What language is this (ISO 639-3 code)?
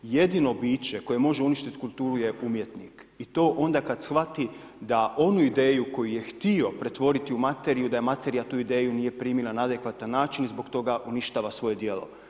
hrv